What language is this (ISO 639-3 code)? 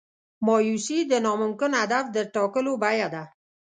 pus